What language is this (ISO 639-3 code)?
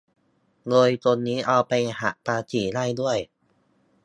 tha